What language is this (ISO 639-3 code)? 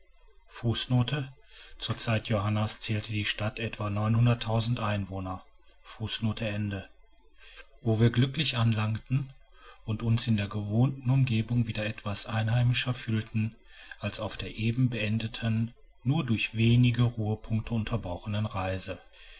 deu